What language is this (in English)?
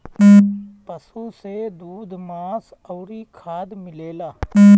Bhojpuri